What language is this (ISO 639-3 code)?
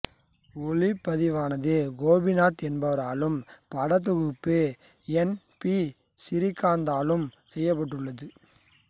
tam